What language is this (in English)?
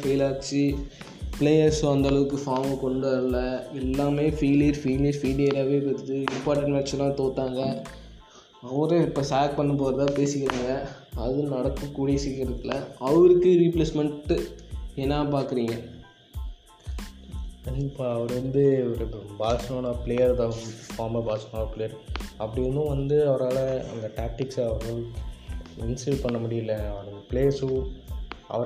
Tamil